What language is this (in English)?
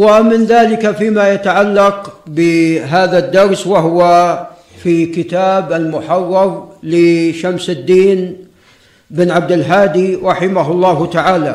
Arabic